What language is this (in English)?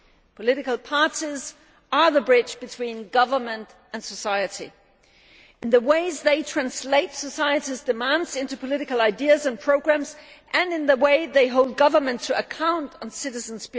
English